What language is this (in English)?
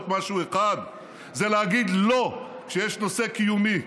Hebrew